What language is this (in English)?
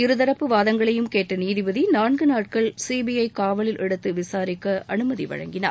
Tamil